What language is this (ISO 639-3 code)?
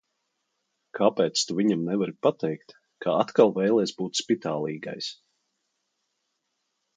lav